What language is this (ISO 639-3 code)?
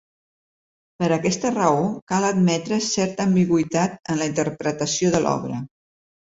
cat